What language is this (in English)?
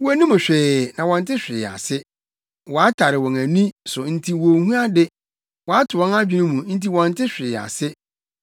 Akan